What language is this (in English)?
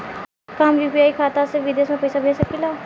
Bhojpuri